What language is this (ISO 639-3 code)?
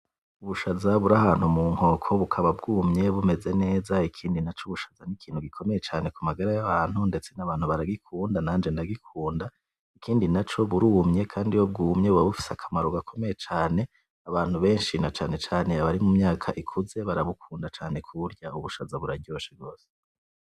run